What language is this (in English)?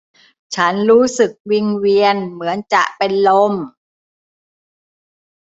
Thai